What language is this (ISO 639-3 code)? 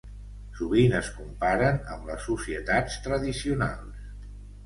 cat